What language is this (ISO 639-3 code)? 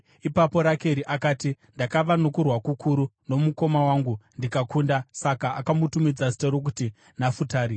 sna